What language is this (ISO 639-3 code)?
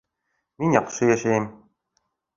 bak